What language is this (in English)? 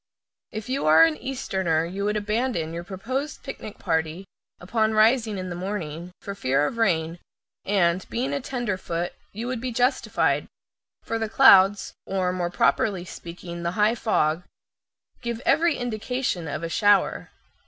English